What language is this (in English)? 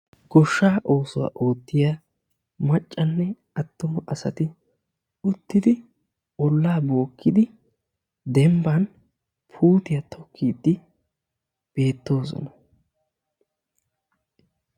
Wolaytta